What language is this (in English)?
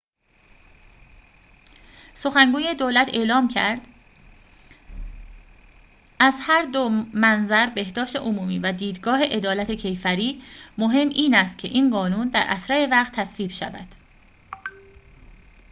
Persian